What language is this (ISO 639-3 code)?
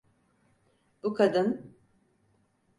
tur